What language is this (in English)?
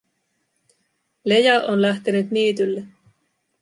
Finnish